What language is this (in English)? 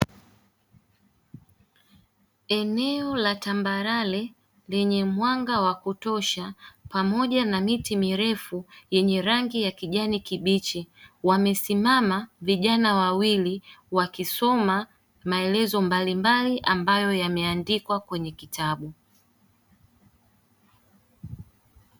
Swahili